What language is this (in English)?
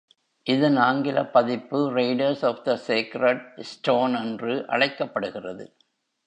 Tamil